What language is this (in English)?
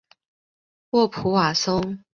Chinese